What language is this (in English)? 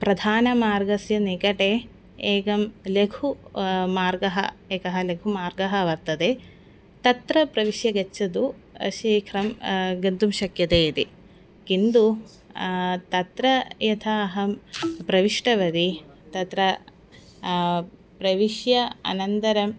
Sanskrit